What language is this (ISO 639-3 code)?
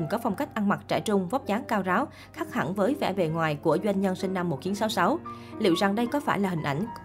vie